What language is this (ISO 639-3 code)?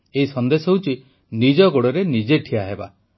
ori